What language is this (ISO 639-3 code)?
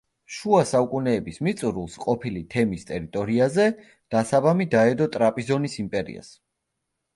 kat